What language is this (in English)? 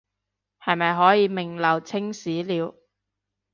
Cantonese